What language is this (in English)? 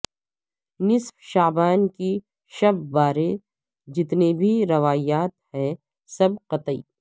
Urdu